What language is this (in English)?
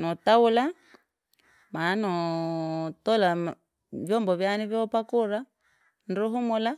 Langi